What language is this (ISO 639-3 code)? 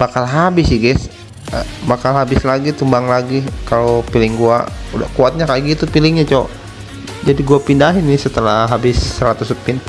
ind